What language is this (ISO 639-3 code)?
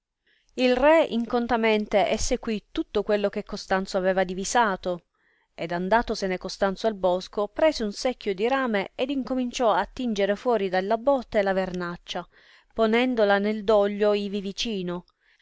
ita